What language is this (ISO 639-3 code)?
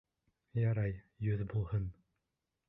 bak